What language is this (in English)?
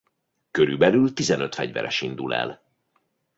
Hungarian